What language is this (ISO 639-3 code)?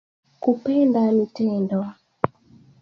swa